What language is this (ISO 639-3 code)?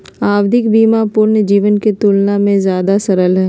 mag